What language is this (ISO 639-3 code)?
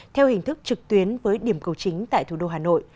vie